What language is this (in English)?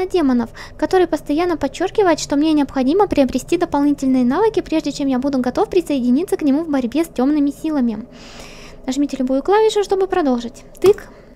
Russian